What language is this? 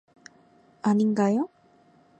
Korean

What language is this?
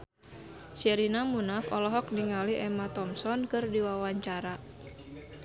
Sundanese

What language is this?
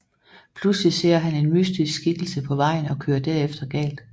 Danish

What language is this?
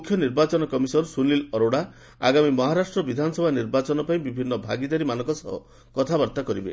Odia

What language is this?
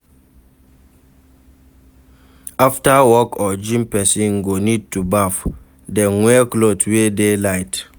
Nigerian Pidgin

